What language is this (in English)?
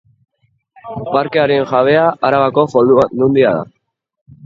Basque